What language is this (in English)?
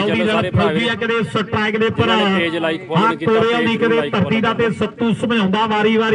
Punjabi